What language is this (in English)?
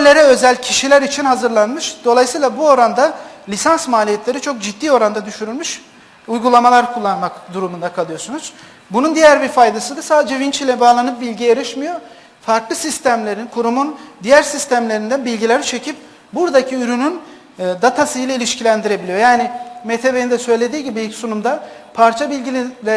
Turkish